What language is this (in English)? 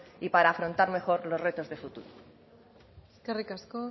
Spanish